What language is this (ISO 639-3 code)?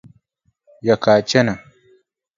dag